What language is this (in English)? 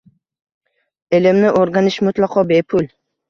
Uzbek